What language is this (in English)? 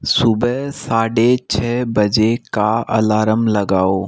Hindi